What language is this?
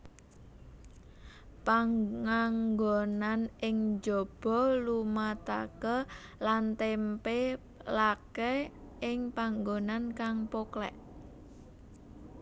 Javanese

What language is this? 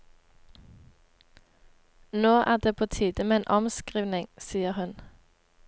Norwegian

